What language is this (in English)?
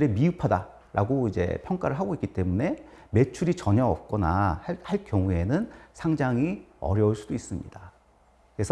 Korean